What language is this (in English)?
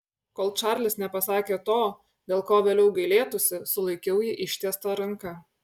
Lithuanian